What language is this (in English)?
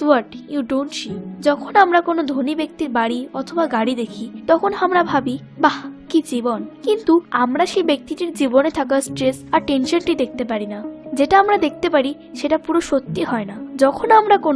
Bangla